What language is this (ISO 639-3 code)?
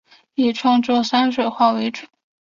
zho